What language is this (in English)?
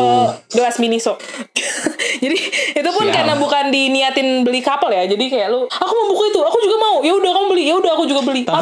Indonesian